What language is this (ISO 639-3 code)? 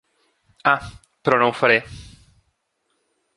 cat